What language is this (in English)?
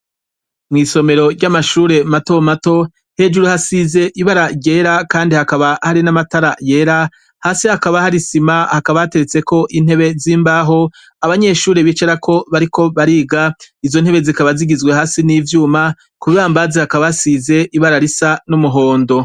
Rundi